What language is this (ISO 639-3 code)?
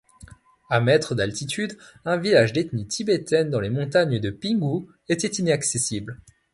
fra